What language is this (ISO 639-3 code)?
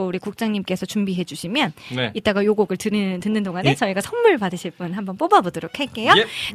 kor